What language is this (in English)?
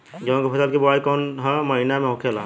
Bhojpuri